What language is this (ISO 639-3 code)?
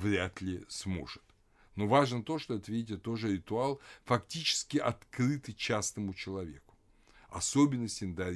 rus